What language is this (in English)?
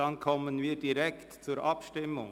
Swiss German